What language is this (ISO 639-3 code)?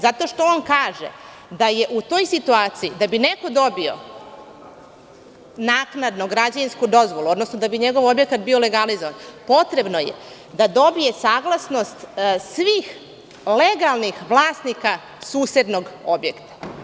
srp